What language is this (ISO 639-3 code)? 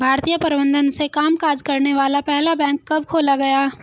hin